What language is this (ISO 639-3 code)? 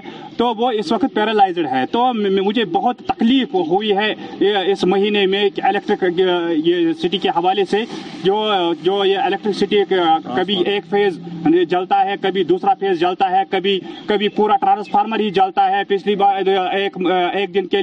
urd